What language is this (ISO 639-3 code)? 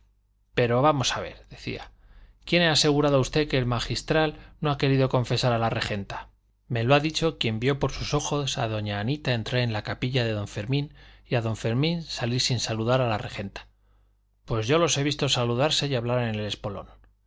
spa